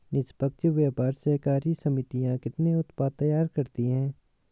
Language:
Hindi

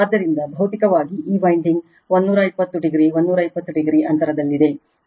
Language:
Kannada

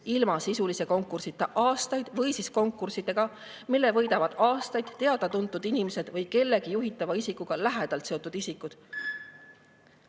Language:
Estonian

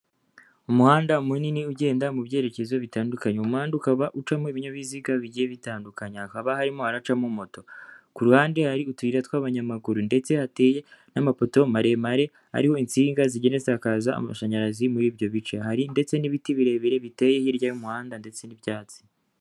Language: Kinyarwanda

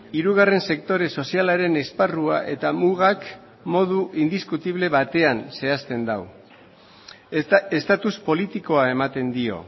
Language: Basque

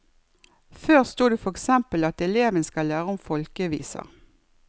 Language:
Norwegian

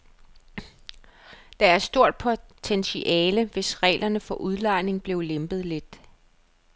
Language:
Danish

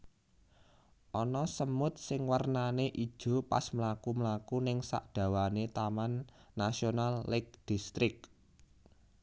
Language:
Javanese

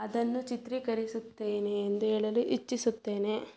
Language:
Kannada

